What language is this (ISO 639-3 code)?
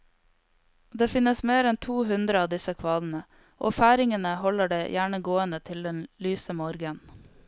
nor